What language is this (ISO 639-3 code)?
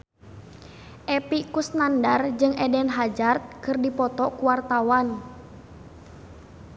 sun